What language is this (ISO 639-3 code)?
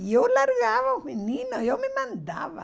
por